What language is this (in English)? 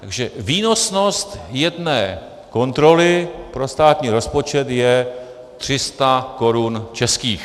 Czech